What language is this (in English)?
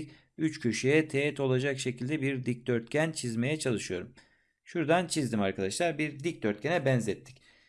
Turkish